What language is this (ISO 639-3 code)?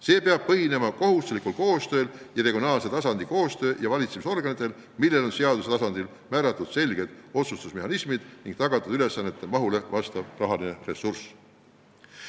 est